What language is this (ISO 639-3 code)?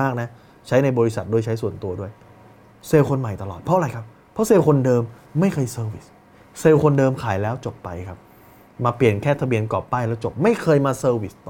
tha